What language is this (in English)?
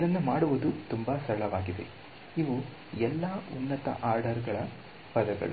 Kannada